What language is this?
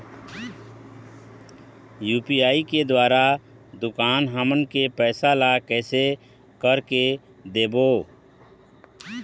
Chhattisgarhi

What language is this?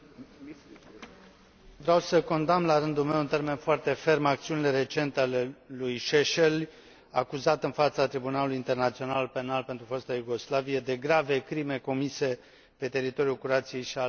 Romanian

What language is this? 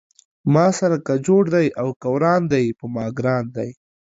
Pashto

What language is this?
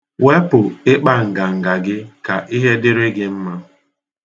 Igbo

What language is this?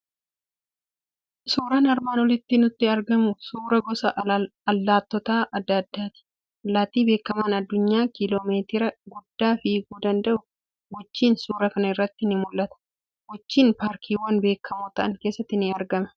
Oromo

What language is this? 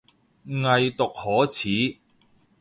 Cantonese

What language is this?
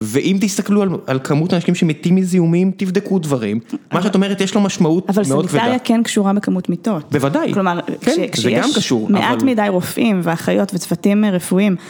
Hebrew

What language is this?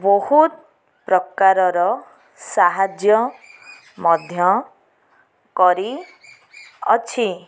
Odia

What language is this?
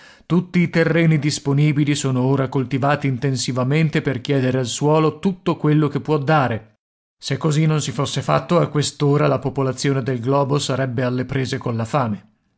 Italian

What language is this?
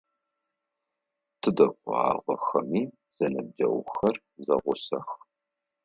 Adyghe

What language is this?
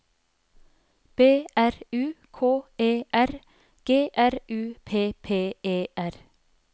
Norwegian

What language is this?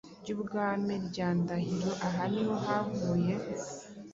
Kinyarwanda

